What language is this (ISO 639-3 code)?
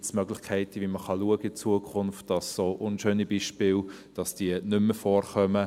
gsw